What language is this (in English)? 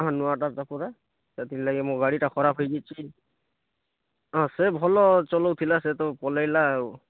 Odia